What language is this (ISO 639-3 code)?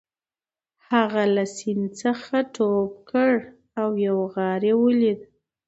pus